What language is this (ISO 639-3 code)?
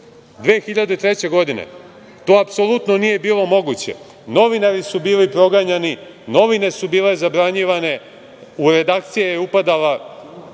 srp